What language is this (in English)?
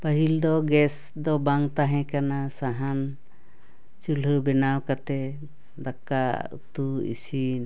Santali